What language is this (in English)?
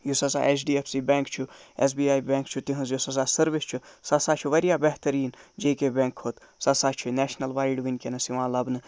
Kashmiri